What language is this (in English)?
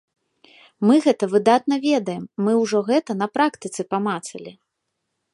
Belarusian